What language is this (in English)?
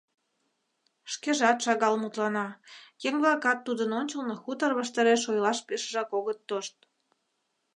Mari